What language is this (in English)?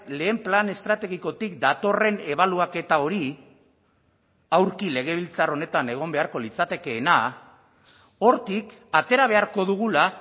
Basque